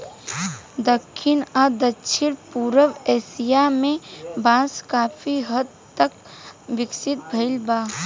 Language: Bhojpuri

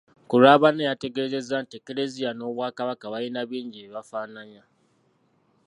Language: Ganda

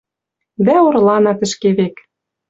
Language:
Western Mari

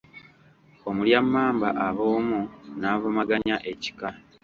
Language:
Ganda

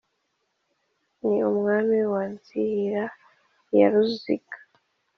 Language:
Kinyarwanda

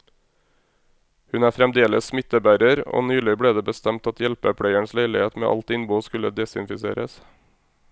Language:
Norwegian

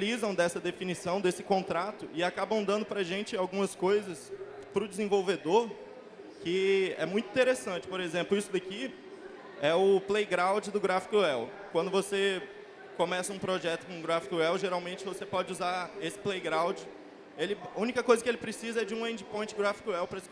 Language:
Portuguese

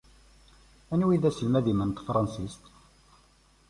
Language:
Kabyle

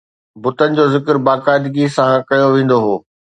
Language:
Sindhi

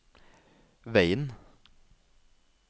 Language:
Norwegian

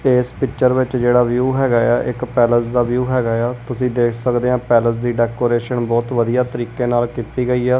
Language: Punjabi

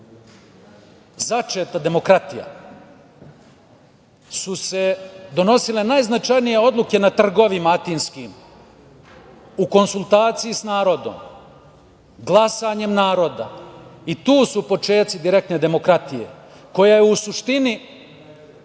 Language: Serbian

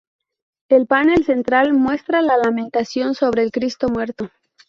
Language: Spanish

